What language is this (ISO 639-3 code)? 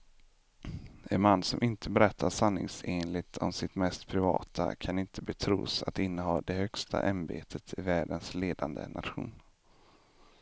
swe